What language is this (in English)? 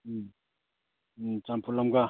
Manipuri